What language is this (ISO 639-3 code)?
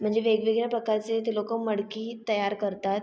mar